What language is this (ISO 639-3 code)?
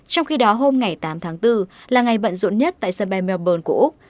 vie